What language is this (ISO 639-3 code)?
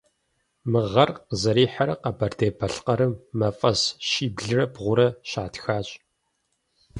kbd